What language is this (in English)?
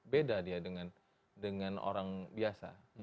Indonesian